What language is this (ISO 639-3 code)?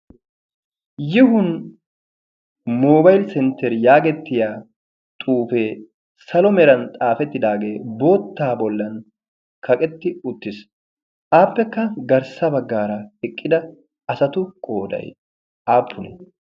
wal